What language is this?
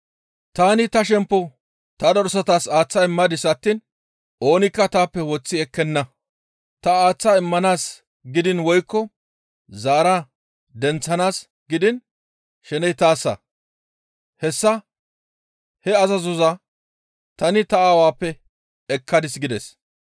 Gamo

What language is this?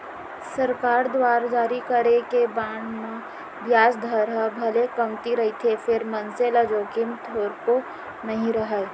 Chhattisgarhi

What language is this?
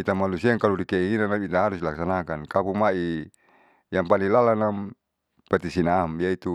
Saleman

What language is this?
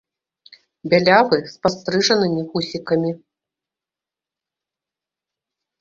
Belarusian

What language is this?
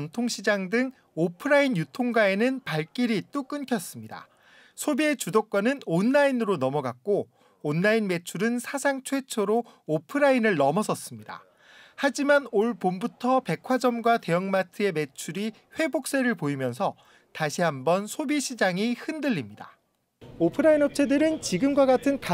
Korean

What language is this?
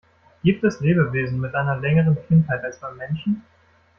German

